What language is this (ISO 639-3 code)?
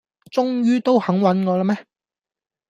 yue